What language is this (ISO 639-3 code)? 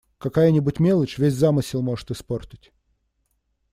rus